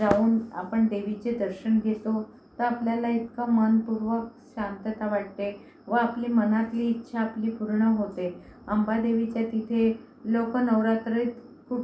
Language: Marathi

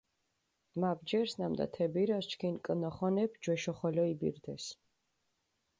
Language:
Mingrelian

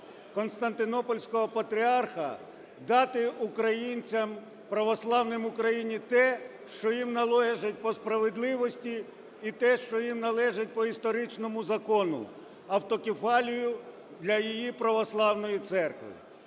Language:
Ukrainian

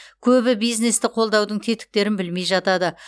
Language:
Kazakh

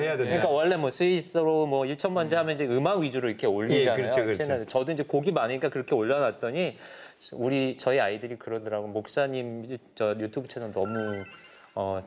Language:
Korean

